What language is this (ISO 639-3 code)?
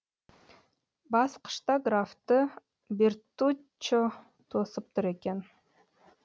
kaz